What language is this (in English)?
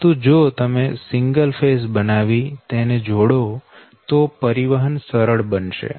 Gujarati